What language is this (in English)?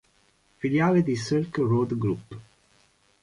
Italian